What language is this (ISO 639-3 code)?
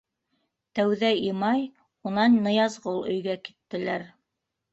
bak